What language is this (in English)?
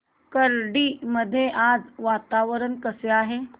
Marathi